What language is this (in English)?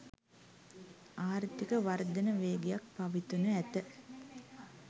Sinhala